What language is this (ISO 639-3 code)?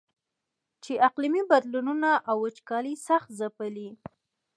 pus